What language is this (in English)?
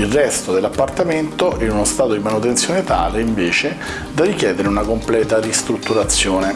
Italian